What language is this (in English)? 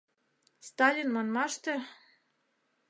Mari